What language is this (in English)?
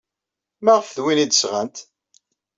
Kabyle